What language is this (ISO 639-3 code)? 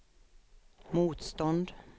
swe